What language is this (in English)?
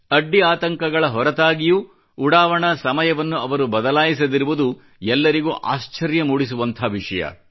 Kannada